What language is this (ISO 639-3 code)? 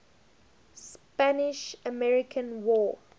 eng